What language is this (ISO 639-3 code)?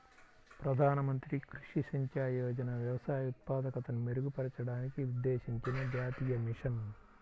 tel